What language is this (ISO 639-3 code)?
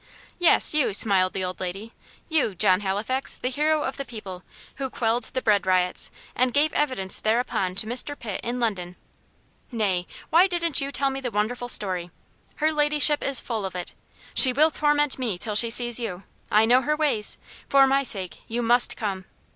eng